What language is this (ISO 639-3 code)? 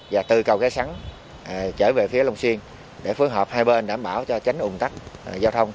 vie